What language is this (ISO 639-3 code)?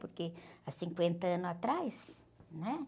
por